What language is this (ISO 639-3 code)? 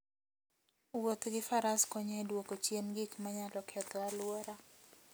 luo